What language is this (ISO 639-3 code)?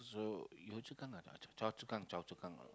eng